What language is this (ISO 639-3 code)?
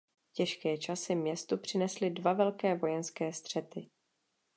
ces